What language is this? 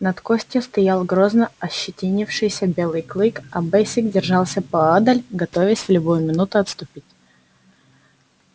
Russian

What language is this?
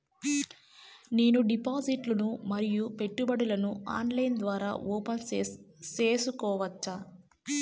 Telugu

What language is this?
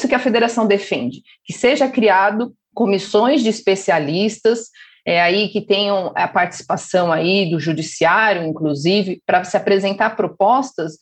Portuguese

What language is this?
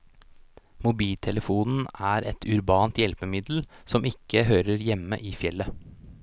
Norwegian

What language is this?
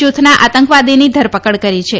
Gujarati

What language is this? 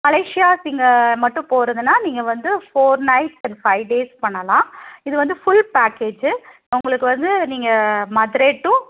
Tamil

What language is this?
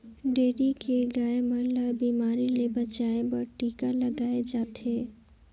Chhattisgarhi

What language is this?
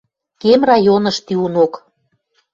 Western Mari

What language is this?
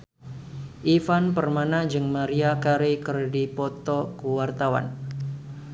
Sundanese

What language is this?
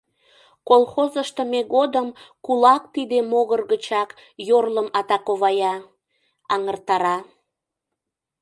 Mari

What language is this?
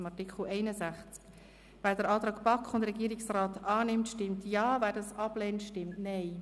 Swiss German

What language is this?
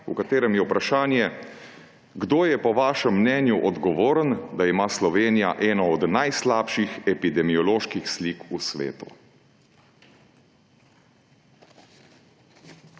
Slovenian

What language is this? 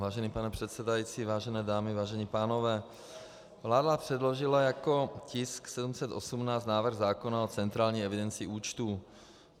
Czech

